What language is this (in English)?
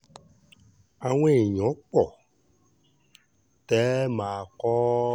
Yoruba